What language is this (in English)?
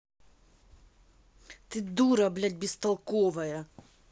Russian